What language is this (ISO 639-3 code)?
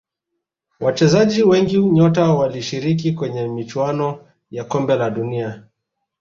swa